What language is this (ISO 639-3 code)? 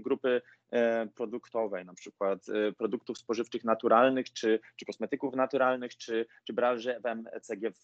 pol